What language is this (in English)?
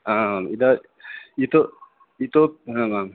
Sanskrit